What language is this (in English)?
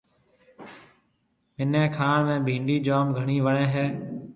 Marwari (Pakistan)